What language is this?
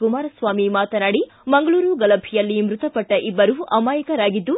Kannada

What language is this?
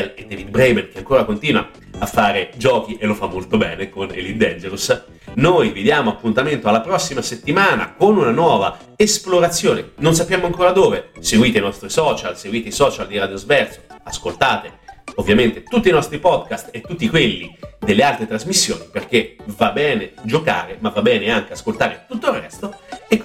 Italian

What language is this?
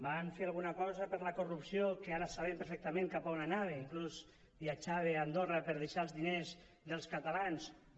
Catalan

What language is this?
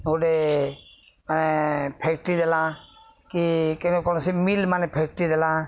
Odia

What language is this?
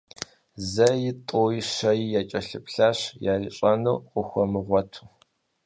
Kabardian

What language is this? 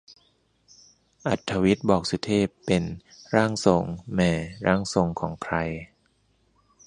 Thai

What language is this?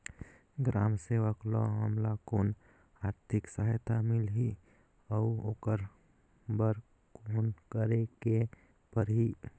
Chhattisgarhi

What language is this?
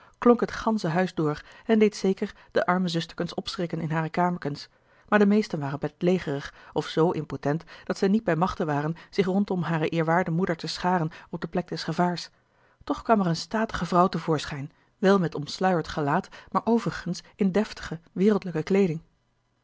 Dutch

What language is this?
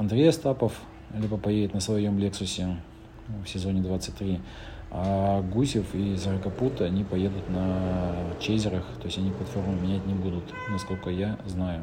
Russian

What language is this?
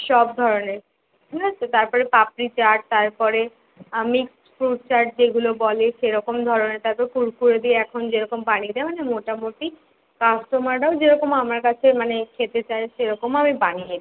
Bangla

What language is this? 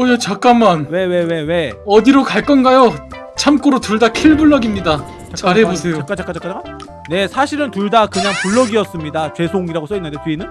Korean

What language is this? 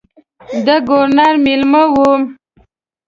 Pashto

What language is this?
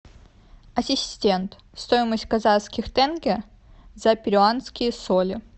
Russian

